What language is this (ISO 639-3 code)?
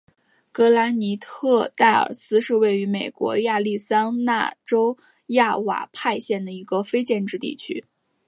zho